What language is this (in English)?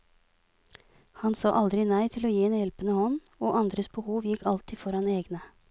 Norwegian